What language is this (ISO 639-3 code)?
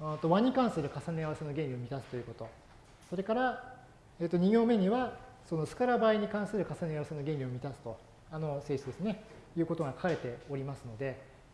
jpn